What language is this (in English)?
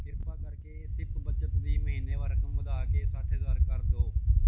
Punjabi